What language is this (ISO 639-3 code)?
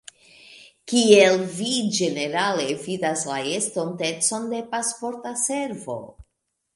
epo